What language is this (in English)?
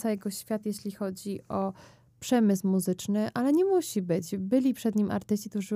Polish